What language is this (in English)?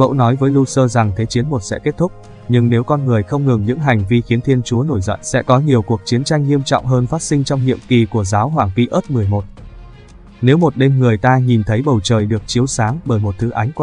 Vietnamese